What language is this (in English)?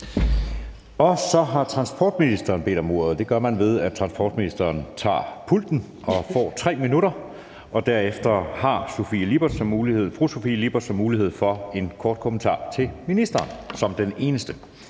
Danish